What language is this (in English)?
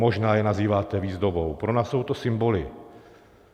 Czech